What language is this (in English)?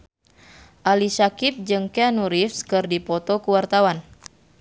Sundanese